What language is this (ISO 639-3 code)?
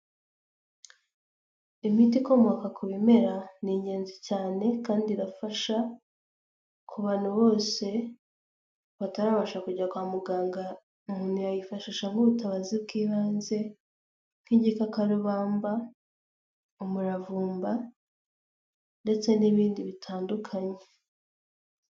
kin